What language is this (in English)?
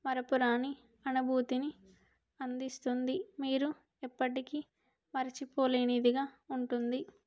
Telugu